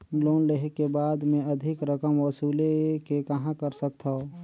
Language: Chhattisgarhi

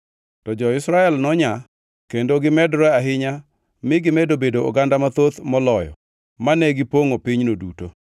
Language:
Luo (Kenya and Tanzania)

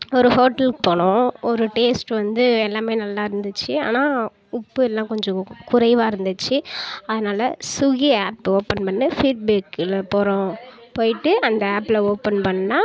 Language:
Tamil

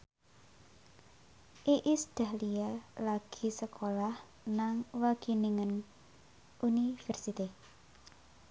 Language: Javanese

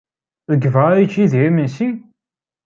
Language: Kabyle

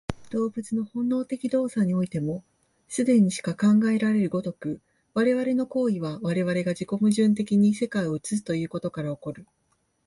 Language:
Japanese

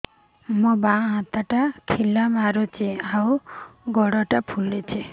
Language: Odia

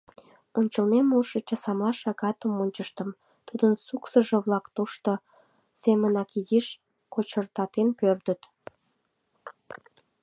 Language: Mari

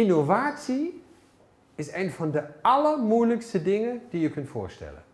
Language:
Dutch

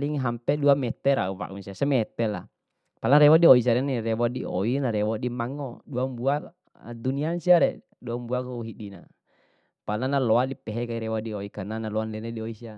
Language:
Bima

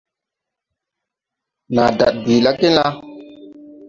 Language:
Tupuri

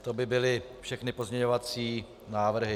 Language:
Czech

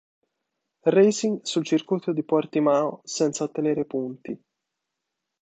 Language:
Italian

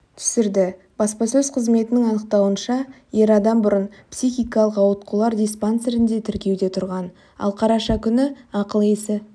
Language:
Kazakh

